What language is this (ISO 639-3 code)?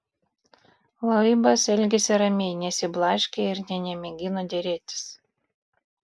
lit